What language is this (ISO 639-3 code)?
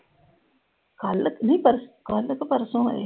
pan